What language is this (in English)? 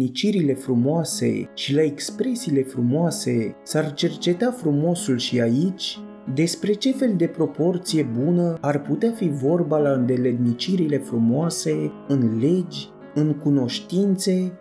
Romanian